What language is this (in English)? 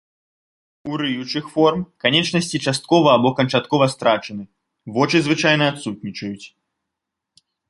Belarusian